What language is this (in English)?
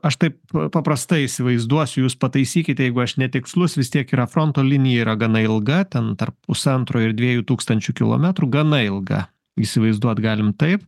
Lithuanian